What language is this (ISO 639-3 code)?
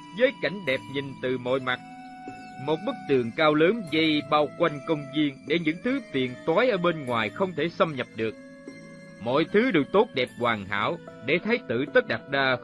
vie